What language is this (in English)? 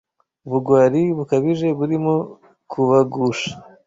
Kinyarwanda